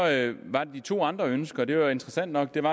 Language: Danish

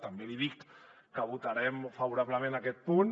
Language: Catalan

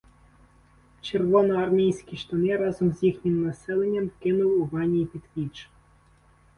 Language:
Ukrainian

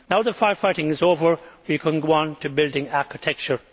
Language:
English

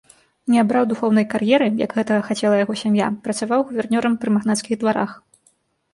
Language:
Belarusian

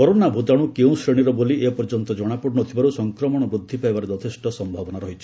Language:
Odia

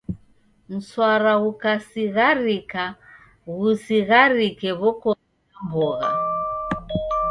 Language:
Taita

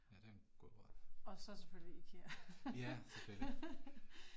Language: Danish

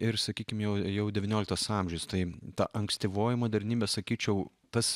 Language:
Lithuanian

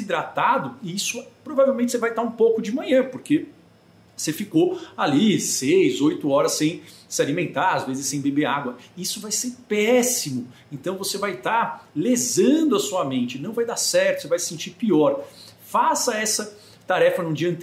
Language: Portuguese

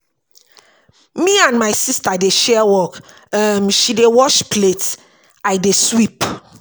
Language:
Nigerian Pidgin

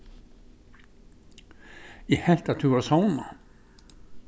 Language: Faroese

